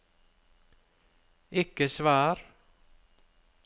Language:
Norwegian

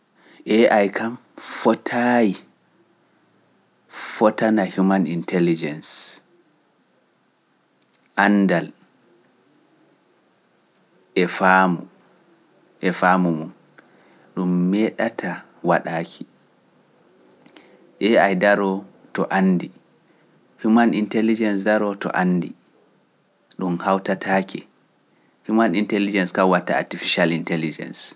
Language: Pular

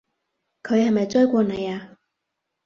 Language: Cantonese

